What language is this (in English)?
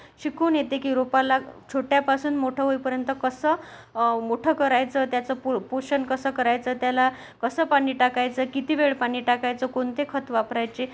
Marathi